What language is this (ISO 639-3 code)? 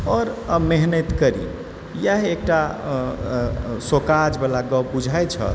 mai